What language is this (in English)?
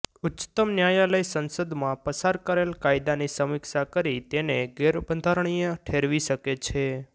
Gujarati